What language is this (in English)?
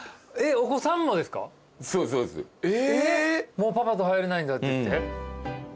Japanese